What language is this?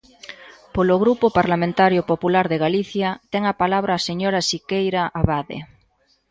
Galician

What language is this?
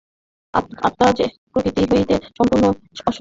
Bangla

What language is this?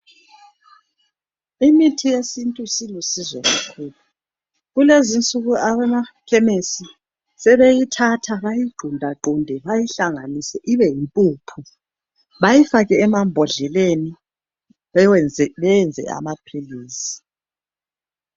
North Ndebele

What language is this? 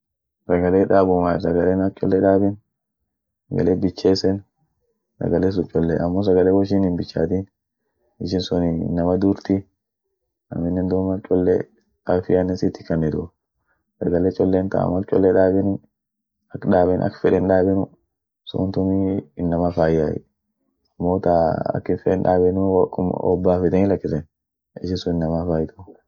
Orma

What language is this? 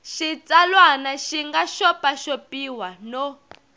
Tsonga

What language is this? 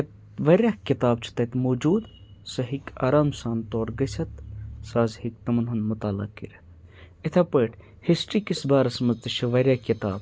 Kashmiri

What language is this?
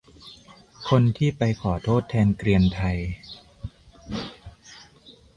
Thai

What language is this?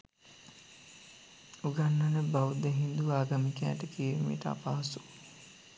Sinhala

